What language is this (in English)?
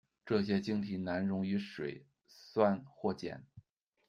Chinese